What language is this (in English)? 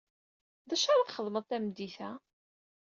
Kabyle